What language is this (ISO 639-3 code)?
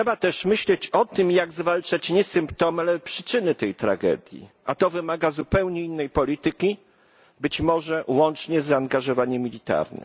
pol